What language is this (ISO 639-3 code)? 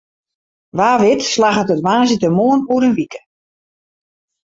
fry